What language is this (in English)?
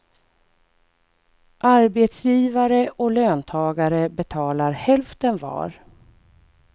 Swedish